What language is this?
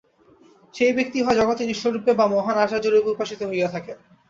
Bangla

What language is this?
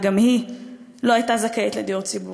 Hebrew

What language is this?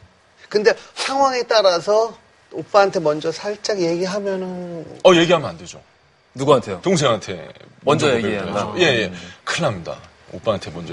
Korean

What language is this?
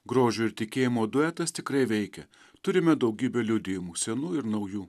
Lithuanian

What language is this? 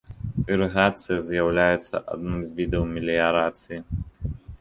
Belarusian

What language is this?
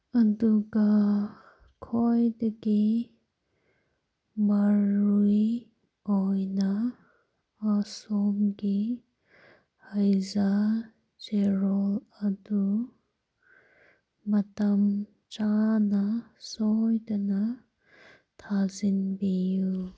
Manipuri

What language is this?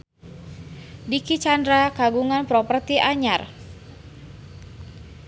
Sundanese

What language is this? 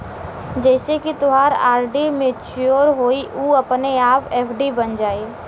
Bhojpuri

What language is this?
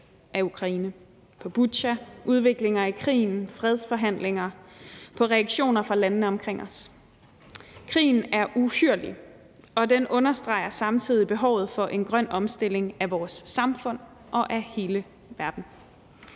Danish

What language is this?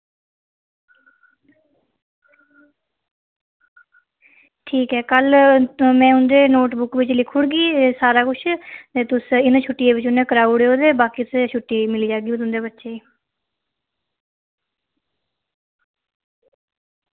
Dogri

